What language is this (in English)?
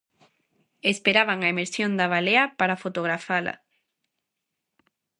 Galician